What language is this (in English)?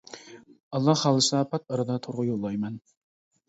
Uyghur